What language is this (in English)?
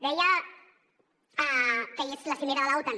Catalan